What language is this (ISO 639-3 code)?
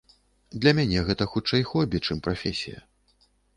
bel